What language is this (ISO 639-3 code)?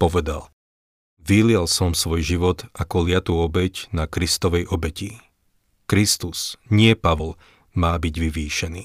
slk